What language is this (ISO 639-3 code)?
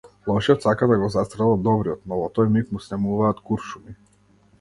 mkd